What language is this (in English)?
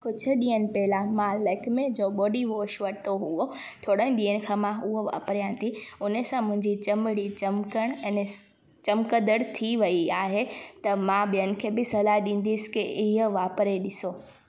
Sindhi